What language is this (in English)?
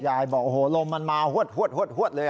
Thai